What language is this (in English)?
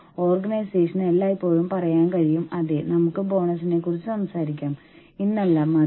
Malayalam